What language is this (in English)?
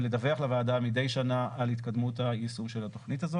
Hebrew